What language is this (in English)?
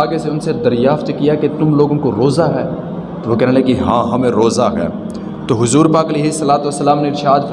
Urdu